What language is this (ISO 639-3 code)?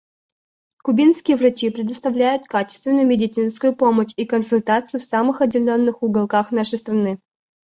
rus